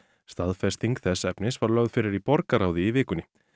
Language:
Icelandic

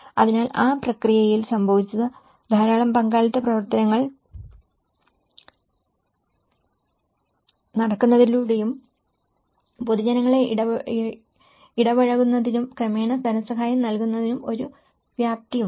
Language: Malayalam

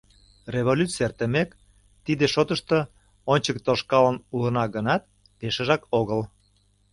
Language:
Mari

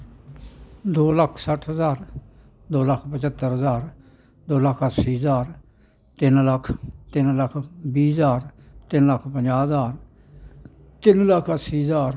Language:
Dogri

